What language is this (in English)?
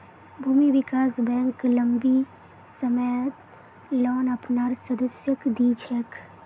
Magahi